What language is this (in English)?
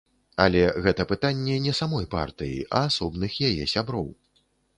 Belarusian